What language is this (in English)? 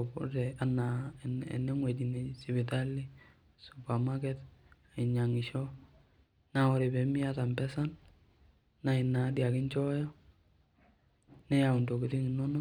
Masai